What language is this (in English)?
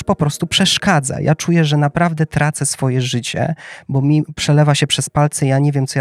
Polish